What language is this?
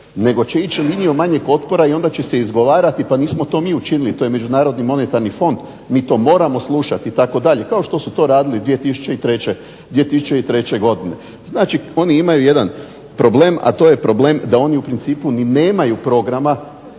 Croatian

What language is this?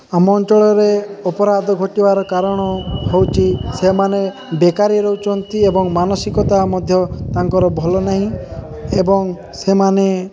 Odia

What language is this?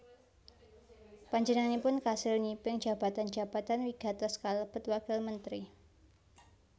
Javanese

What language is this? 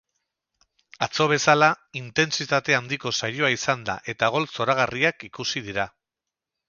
Basque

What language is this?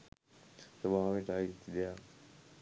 Sinhala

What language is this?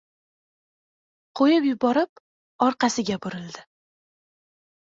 Uzbek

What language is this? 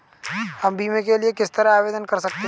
Hindi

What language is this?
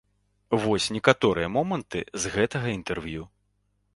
Belarusian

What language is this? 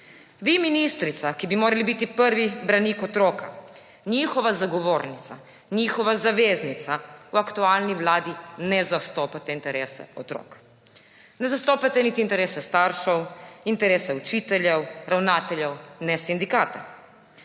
Slovenian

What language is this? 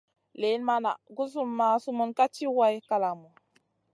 Masana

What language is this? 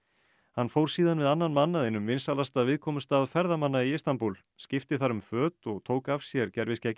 Icelandic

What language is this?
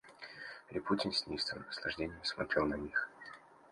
Russian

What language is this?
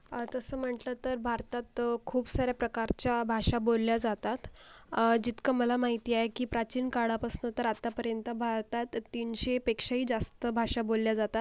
Marathi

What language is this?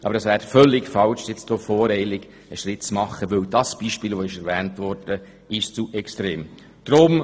Swiss German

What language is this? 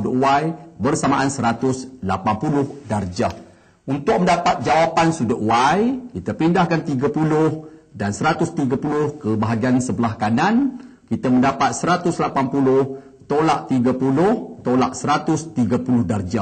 Malay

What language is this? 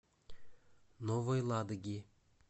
Russian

